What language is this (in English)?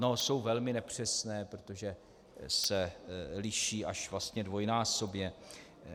Czech